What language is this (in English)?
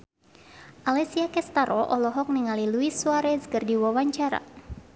Sundanese